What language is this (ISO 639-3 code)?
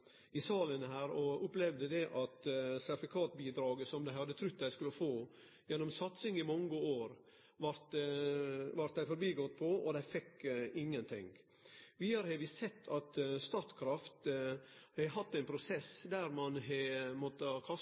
nno